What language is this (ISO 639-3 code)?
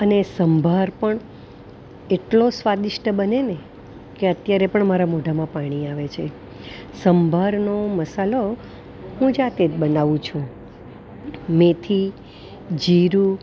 guj